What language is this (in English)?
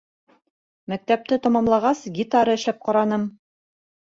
Bashkir